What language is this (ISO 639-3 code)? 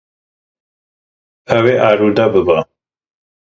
kur